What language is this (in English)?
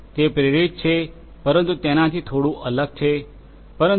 Gujarati